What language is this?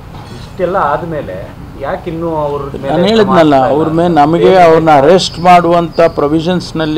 Kannada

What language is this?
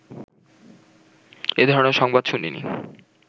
Bangla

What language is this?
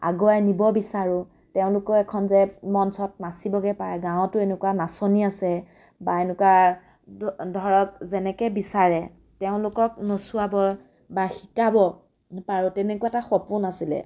Assamese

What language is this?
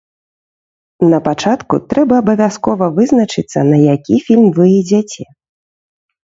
Belarusian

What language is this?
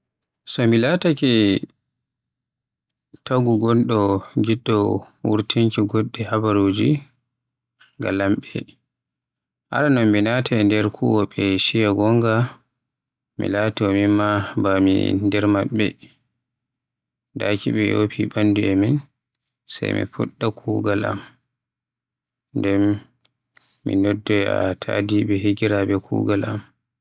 Western Niger Fulfulde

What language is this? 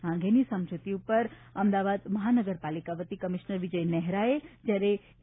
Gujarati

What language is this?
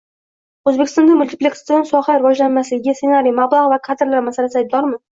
Uzbek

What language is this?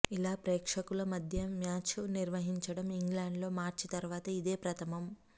Telugu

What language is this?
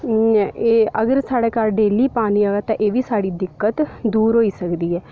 Dogri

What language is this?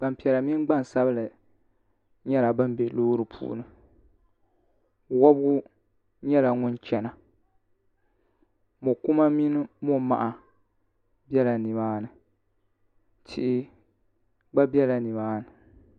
Dagbani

